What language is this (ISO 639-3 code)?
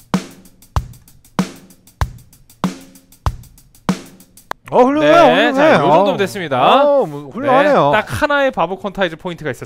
kor